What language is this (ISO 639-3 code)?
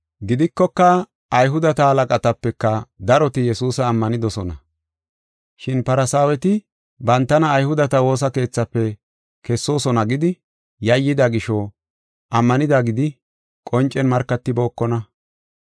gof